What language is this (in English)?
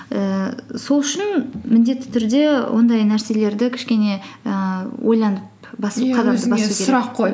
Kazakh